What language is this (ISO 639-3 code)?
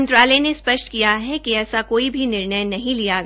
hin